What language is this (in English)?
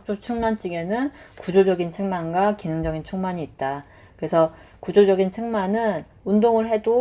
Korean